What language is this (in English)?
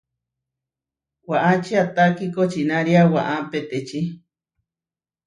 Huarijio